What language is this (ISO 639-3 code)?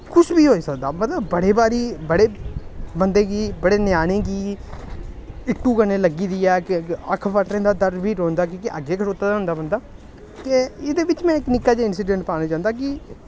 doi